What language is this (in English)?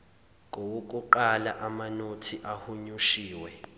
Zulu